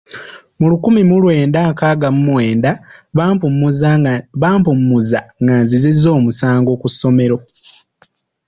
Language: Ganda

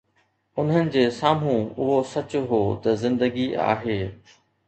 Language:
Sindhi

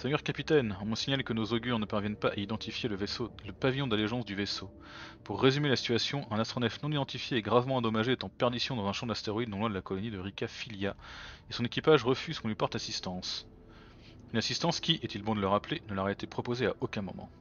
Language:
French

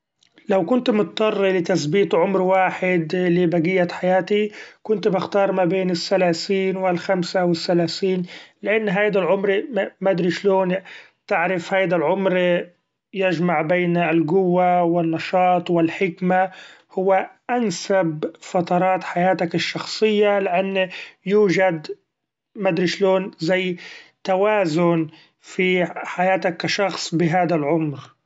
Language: Gulf Arabic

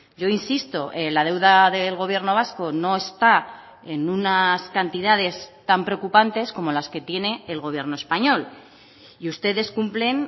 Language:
Spanish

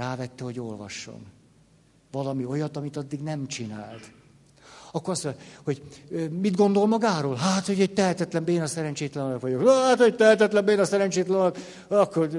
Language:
Hungarian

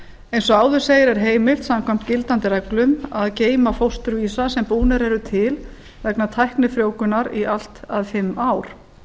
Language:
Icelandic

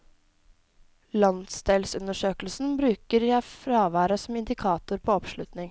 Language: Norwegian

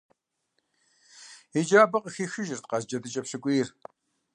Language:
Kabardian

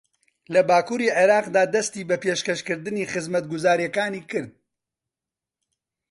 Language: Central Kurdish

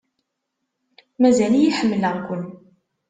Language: Kabyle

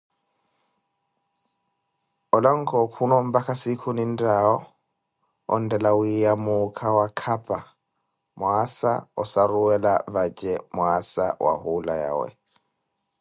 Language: Koti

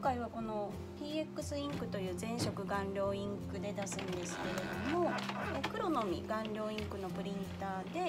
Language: Japanese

